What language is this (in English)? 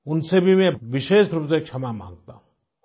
Hindi